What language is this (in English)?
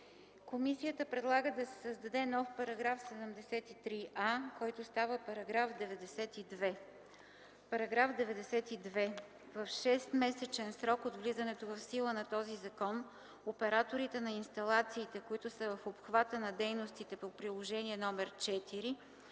Bulgarian